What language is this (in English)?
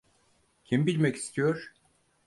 Turkish